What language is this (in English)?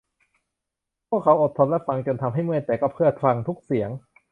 Thai